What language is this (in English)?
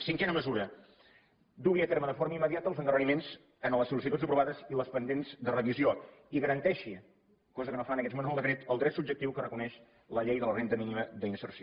Catalan